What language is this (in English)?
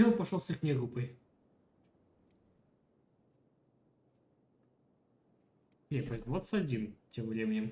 Russian